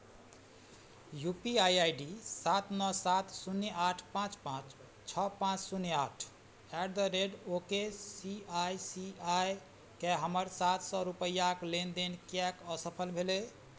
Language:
Maithili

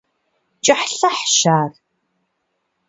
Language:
Kabardian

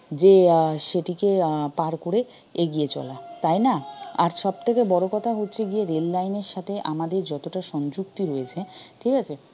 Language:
Bangla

